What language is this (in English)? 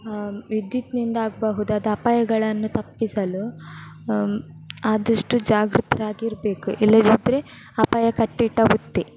Kannada